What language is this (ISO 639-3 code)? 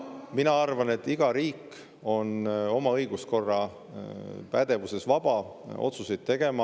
est